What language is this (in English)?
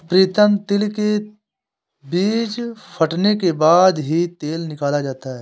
Hindi